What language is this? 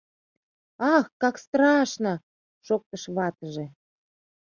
Mari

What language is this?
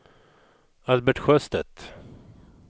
Swedish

